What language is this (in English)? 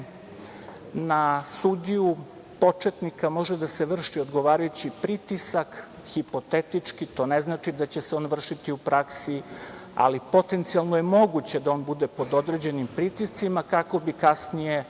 Serbian